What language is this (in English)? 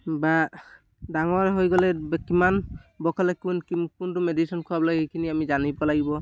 Assamese